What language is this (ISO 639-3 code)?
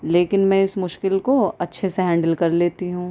urd